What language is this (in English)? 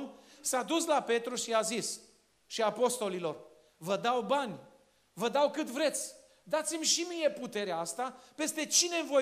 Romanian